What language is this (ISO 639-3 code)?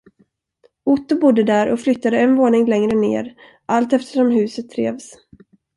swe